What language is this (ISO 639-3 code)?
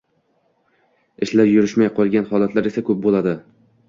uzb